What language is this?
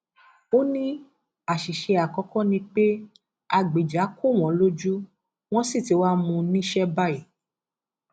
Yoruba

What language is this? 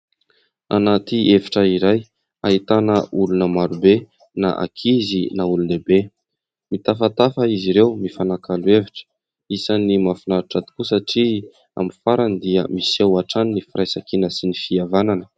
Malagasy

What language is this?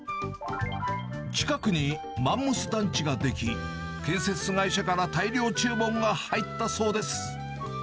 Japanese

